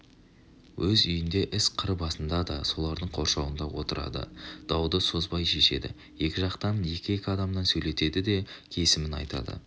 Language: Kazakh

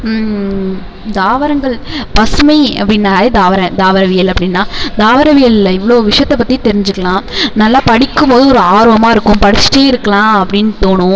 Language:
Tamil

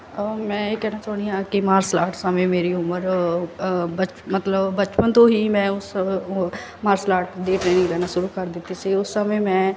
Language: Punjabi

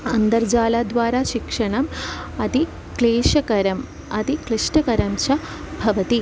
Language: Sanskrit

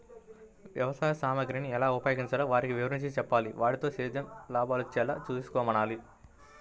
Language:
Telugu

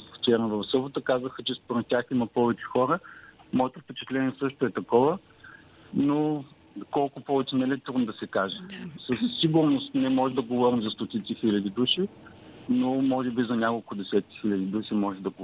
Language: Bulgarian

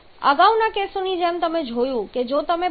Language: Gujarati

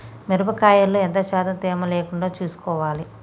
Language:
Telugu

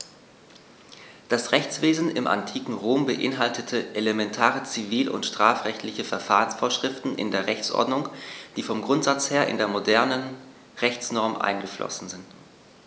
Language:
German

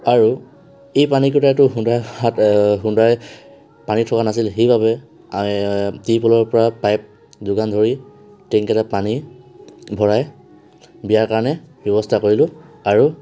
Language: Assamese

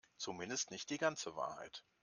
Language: German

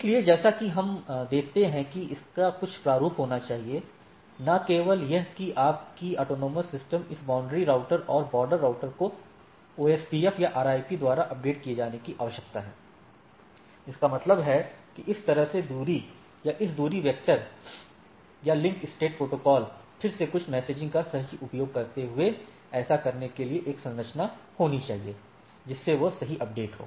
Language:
Hindi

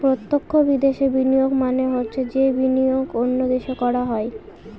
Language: Bangla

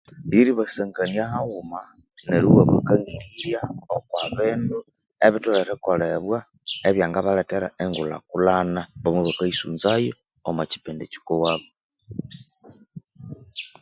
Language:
Konzo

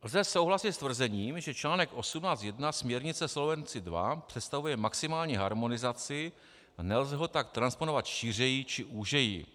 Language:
Czech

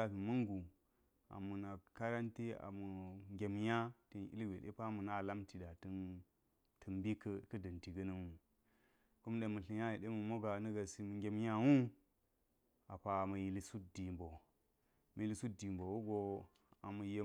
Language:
Geji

